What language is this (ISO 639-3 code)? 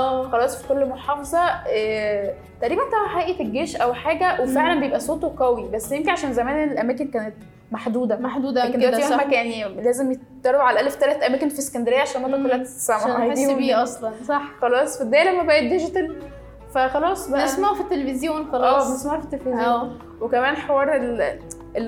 ara